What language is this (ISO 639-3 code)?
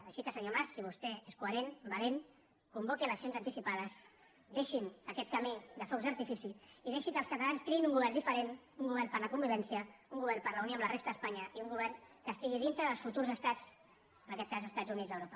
cat